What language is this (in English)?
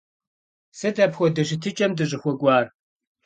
Kabardian